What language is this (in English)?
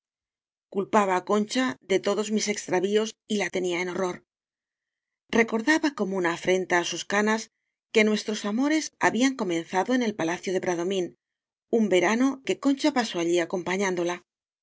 Spanish